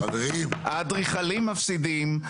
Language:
Hebrew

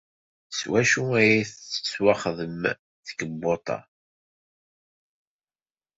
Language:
Kabyle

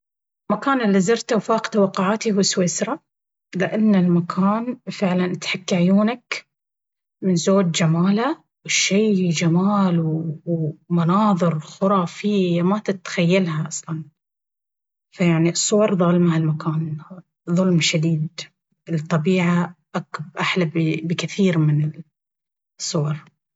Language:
Baharna Arabic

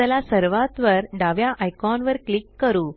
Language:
Marathi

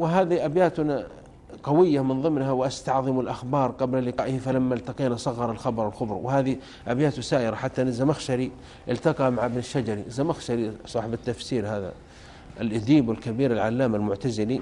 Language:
Arabic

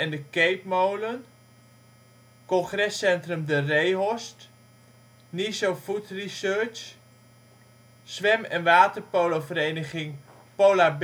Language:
Dutch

